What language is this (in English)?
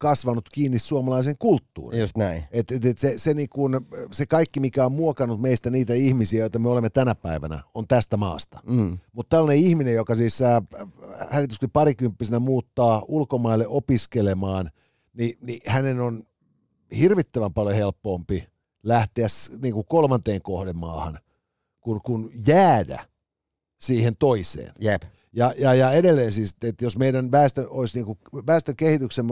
Finnish